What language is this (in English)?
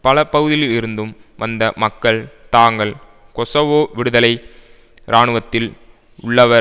Tamil